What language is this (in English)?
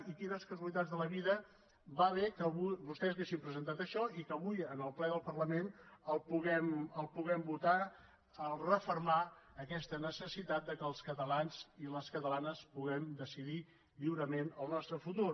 Catalan